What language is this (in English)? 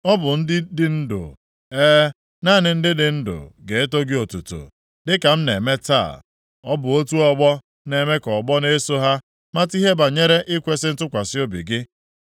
Igbo